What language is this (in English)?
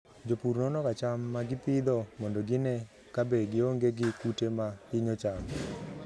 Luo (Kenya and Tanzania)